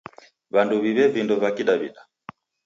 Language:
Taita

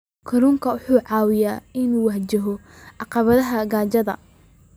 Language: Somali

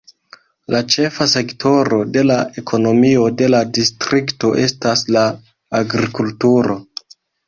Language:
Esperanto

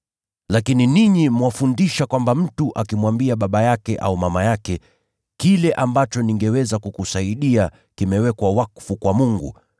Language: Swahili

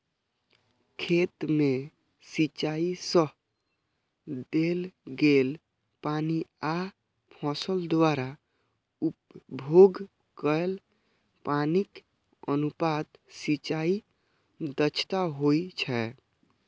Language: Maithili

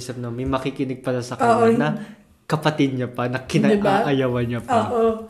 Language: Filipino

